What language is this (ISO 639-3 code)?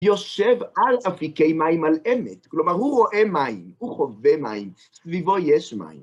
heb